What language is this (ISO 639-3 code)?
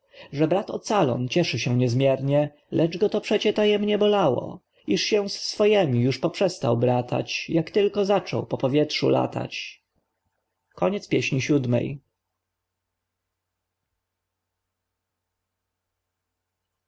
pol